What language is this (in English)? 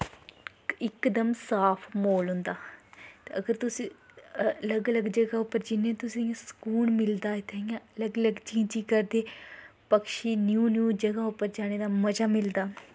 Dogri